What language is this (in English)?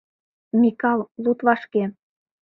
Mari